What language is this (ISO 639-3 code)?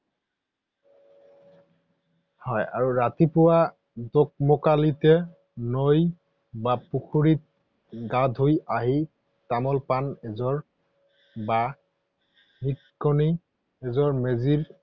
asm